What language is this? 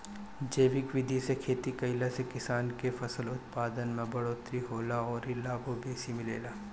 Bhojpuri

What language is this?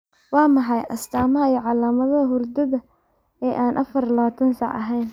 Somali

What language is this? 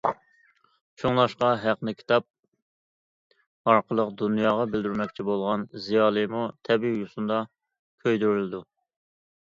Uyghur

